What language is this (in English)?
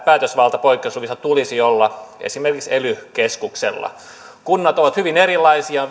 Finnish